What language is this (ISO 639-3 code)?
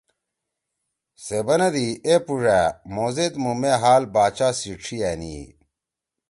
trw